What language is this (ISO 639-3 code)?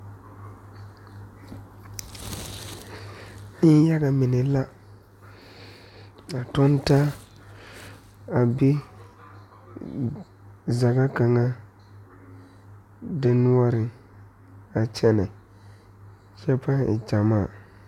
dga